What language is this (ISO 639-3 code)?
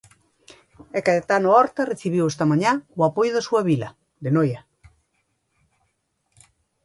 glg